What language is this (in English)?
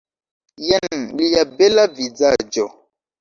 Esperanto